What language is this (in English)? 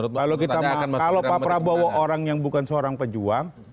Indonesian